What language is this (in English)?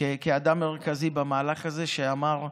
Hebrew